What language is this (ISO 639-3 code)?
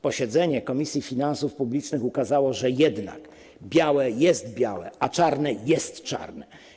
pol